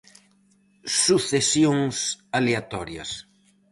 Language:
Galician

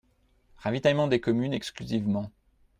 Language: French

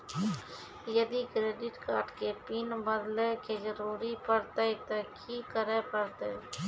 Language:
Maithili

